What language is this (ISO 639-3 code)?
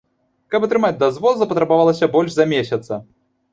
bel